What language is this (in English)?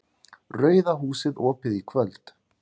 Icelandic